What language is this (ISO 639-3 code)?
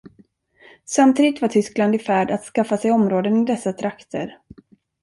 swe